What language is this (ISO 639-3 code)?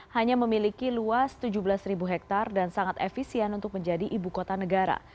ind